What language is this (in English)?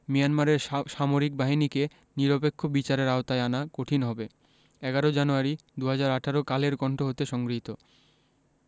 Bangla